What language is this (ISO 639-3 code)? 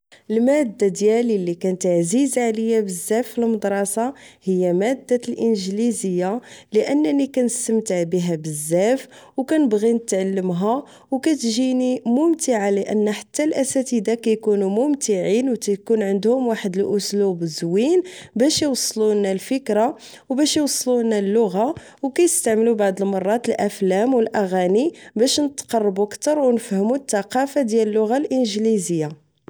ary